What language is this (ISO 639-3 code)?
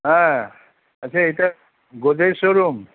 ben